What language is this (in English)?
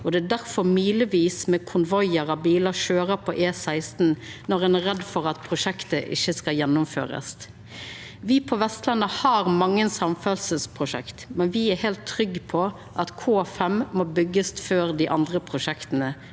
Norwegian